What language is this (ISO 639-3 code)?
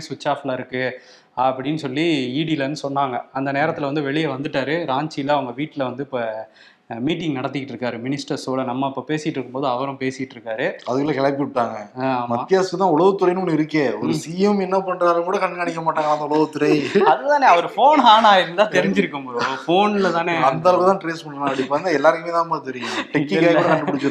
tam